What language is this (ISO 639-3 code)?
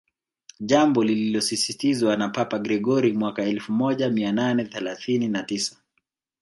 swa